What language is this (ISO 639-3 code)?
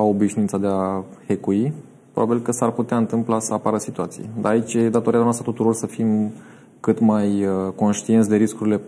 ron